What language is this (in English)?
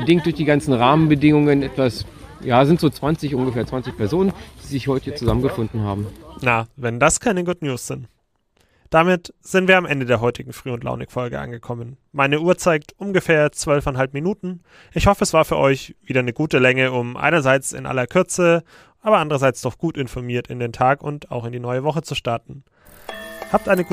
German